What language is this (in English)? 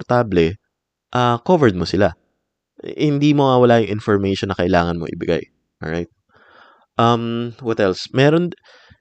Filipino